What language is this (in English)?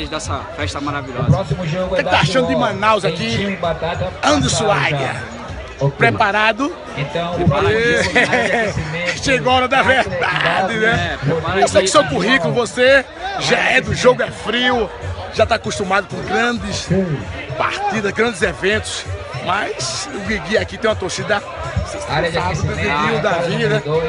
Portuguese